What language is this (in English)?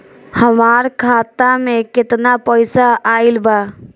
Bhojpuri